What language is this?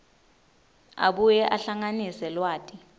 Swati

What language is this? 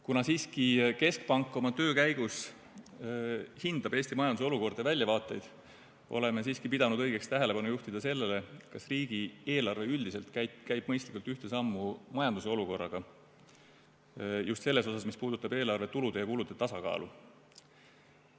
Estonian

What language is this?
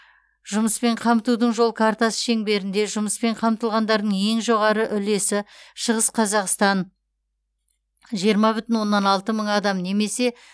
Kazakh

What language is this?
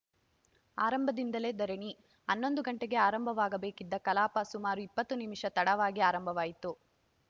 Kannada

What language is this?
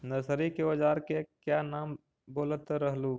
Magahi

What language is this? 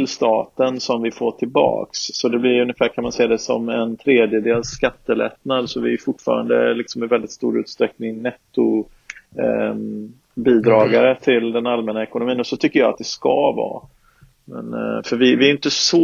Swedish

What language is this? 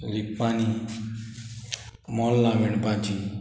Konkani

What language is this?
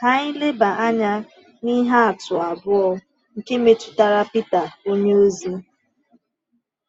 Igbo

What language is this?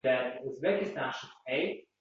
Uzbek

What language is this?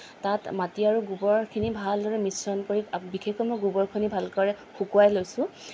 Assamese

